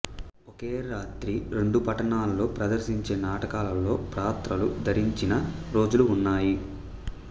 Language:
Telugu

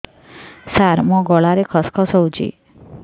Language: Odia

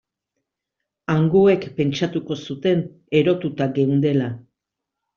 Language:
Basque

